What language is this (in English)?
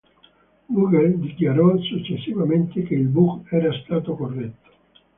Italian